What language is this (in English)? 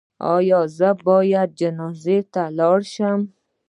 Pashto